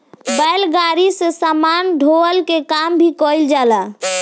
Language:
Bhojpuri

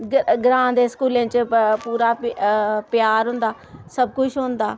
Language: Dogri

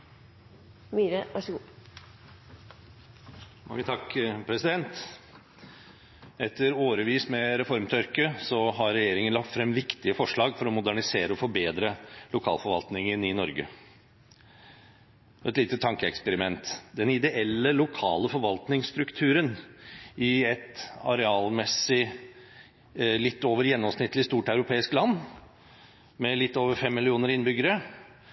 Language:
Norwegian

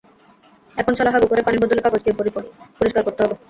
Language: Bangla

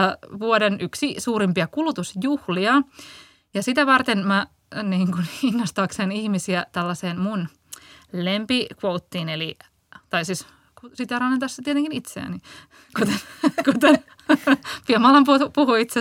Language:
Finnish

